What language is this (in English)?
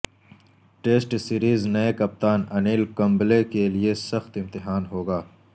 Urdu